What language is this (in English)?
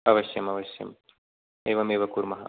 Sanskrit